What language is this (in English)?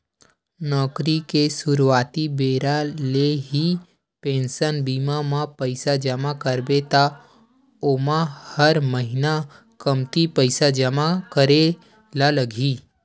Chhattisgarhi